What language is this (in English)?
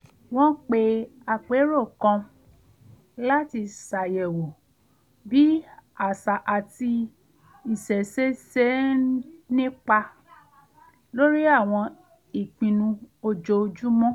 Yoruba